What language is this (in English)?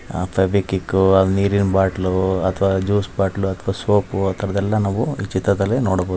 Kannada